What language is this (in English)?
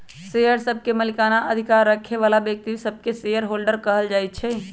Magahi